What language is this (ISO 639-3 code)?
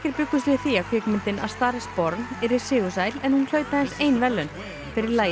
isl